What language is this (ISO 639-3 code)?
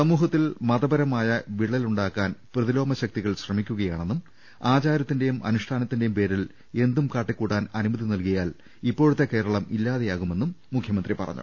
mal